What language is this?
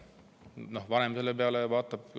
Estonian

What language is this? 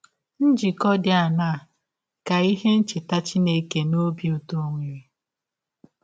Igbo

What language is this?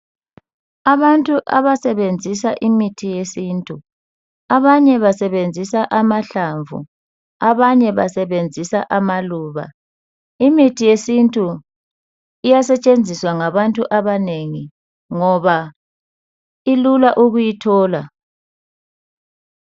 North Ndebele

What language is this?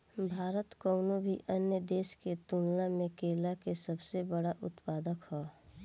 Bhojpuri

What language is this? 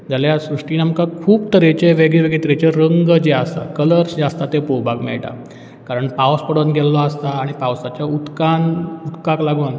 Konkani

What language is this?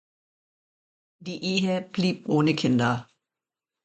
German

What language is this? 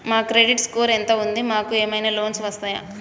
Telugu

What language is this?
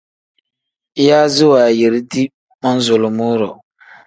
Tem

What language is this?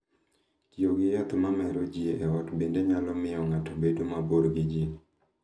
Luo (Kenya and Tanzania)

